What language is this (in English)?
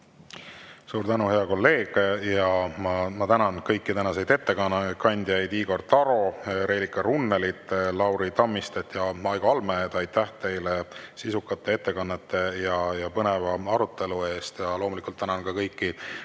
Estonian